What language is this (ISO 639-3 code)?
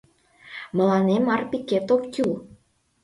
chm